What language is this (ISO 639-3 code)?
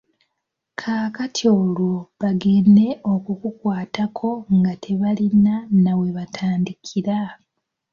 lug